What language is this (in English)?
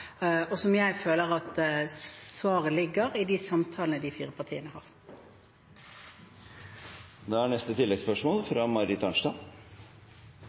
Norwegian